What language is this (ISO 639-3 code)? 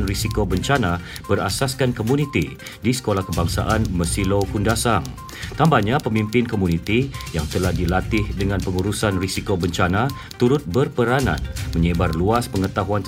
msa